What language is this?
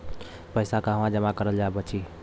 Bhojpuri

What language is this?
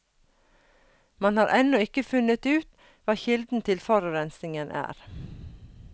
Norwegian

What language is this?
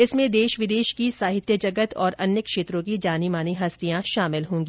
Hindi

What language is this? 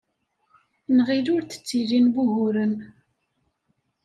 Kabyle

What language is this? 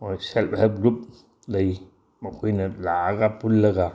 Manipuri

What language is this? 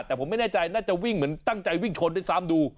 Thai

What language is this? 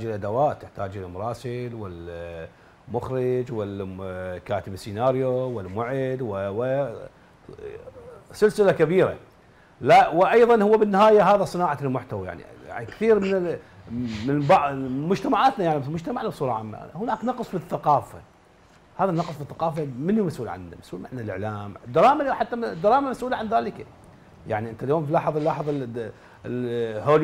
Arabic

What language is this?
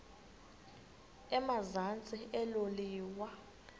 Xhosa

